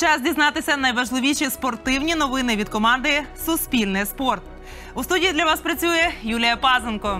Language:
Ukrainian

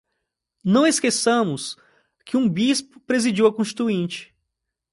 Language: Portuguese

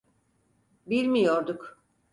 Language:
Turkish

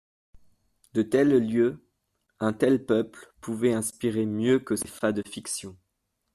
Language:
French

